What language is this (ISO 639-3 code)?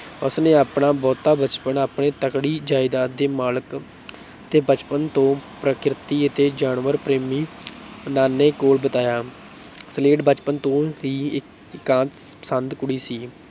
pan